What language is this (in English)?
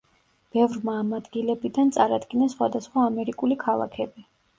Georgian